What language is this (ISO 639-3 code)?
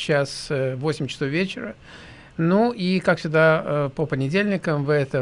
rus